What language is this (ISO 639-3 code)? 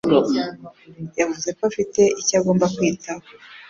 kin